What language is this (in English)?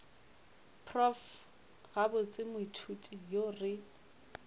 Northern Sotho